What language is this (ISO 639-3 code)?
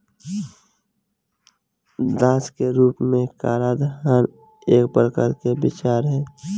bho